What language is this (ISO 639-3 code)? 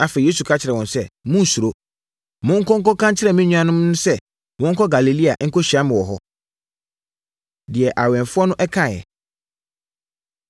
aka